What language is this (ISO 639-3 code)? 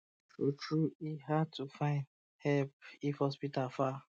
pcm